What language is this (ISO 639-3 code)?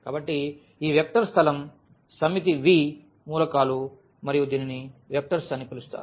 tel